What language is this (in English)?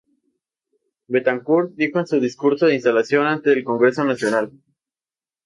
Spanish